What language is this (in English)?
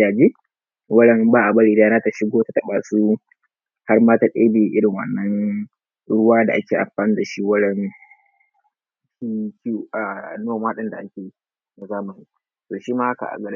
Hausa